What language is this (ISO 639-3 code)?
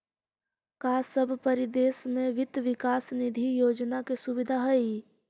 mag